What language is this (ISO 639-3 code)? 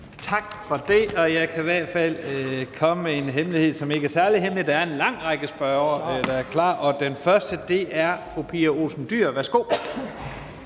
dan